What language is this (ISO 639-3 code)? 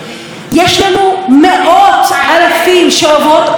heb